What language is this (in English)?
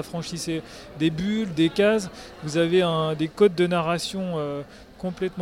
French